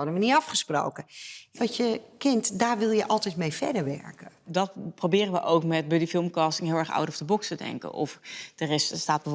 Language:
Dutch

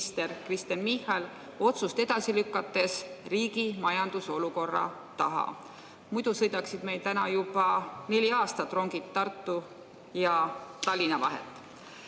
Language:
Estonian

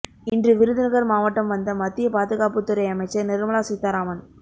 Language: Tamil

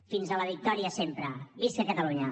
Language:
Catalan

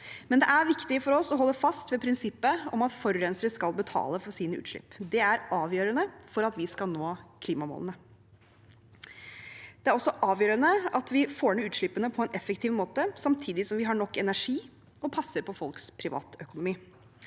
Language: Norwegian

